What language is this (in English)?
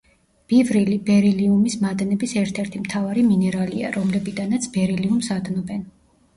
Georgian